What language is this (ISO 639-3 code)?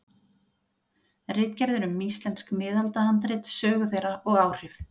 isl